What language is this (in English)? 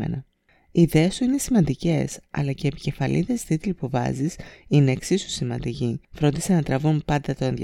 Greek